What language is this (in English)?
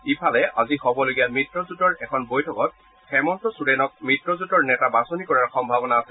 Assamese